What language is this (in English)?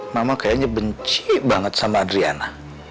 Indonesian